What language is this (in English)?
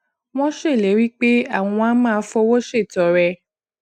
Yoruba